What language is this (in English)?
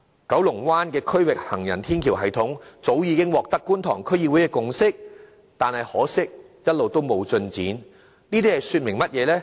Cantonese